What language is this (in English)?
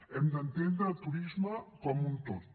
Catalan